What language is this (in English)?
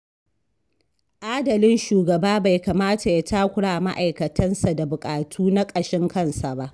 Hausa